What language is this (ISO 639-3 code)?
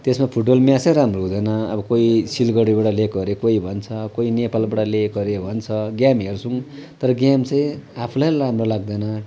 nep